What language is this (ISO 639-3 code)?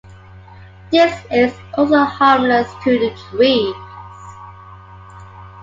eng